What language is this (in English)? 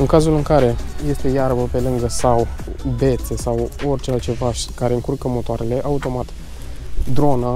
Romanian